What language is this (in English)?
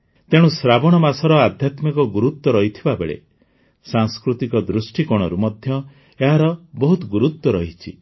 Odia